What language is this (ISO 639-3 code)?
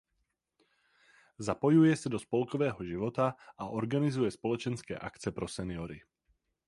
ces